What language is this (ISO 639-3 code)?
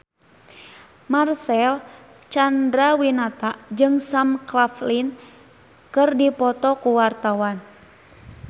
sun